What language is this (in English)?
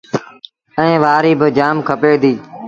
Sindhi Bhil